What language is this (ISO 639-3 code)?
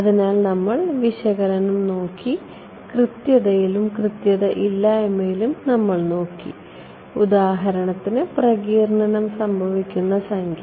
mal